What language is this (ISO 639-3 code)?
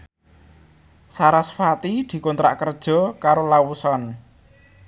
jav